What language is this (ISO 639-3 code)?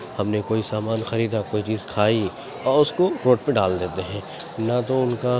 urd